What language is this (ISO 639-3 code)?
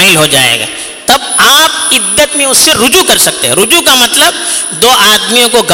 urd